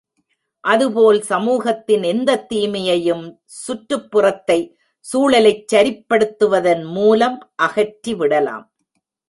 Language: Tamil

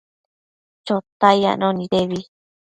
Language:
Matsés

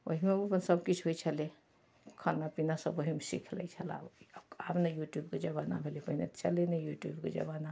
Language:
Maithili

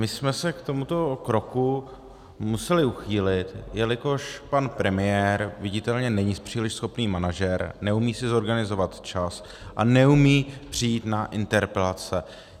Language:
Czech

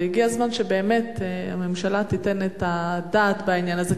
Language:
Hebrew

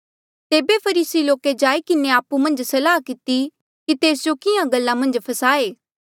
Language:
Mandeali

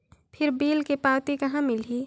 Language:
Chhattisgarhi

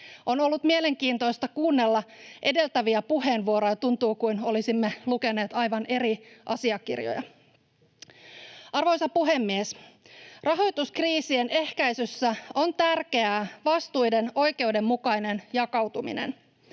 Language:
Finnish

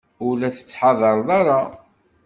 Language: Kabyle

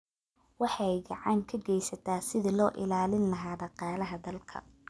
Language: Somali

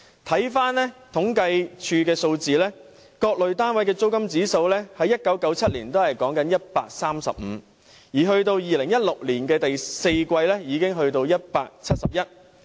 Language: Cantonese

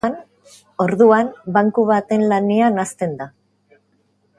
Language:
Basque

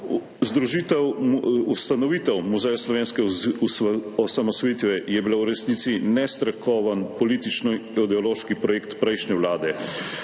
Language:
Slovenian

